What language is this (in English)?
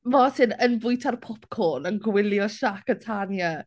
Welsh